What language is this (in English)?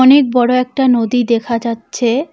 Bangla